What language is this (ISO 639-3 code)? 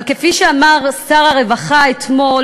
heb